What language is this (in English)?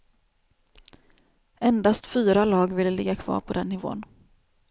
Swedish